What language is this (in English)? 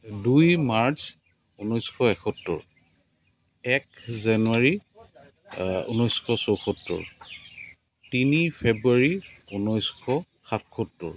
Assamese